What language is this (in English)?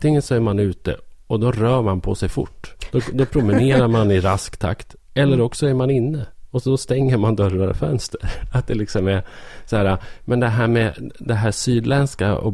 Swedish